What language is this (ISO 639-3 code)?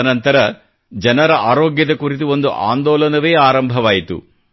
kan